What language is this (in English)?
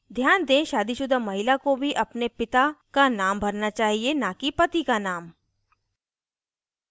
Hindi